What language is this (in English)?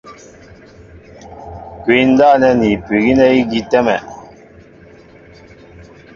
Mbo (Cameroon)